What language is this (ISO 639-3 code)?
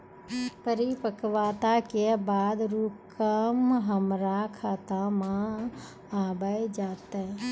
mai